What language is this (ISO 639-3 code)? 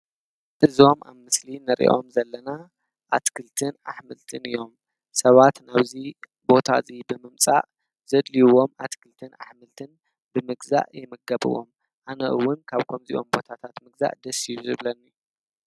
tir